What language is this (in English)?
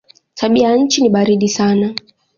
Swahili